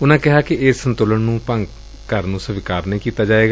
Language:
Punjabi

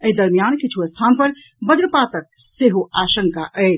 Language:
Maithili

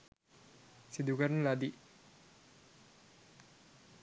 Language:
Sinhala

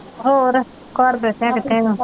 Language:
Punjabi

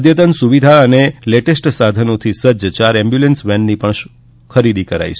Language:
Gujarati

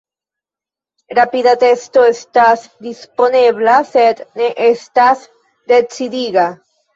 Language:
Esperanto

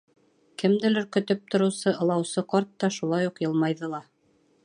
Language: Bashkir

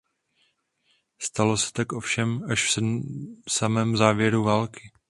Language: Czech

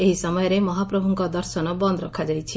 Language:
Odia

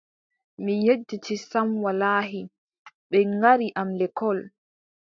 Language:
Adamawa Fulfulde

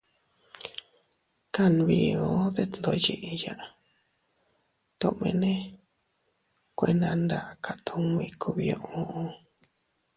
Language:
Teutila Cuicatec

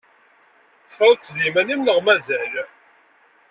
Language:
Kabyle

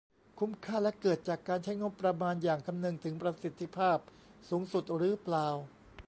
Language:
Thai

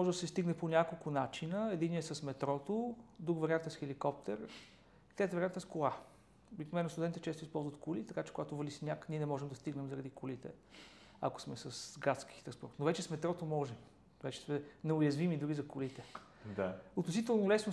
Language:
Bulgarian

